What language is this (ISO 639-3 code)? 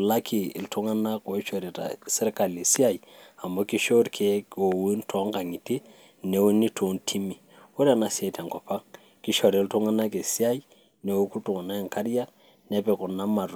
mas